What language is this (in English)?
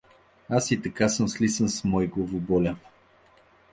Bulgarian